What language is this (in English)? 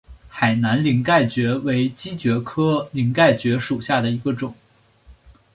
Chinese